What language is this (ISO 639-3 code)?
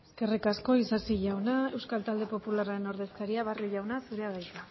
eus